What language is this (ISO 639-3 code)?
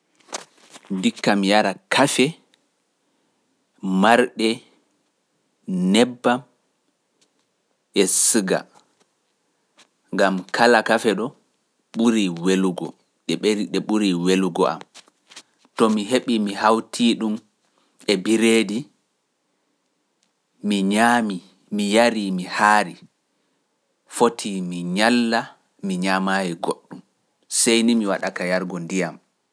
fuf